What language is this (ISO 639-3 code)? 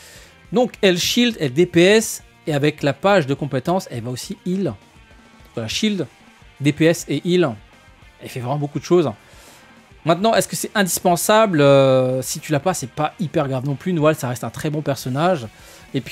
fra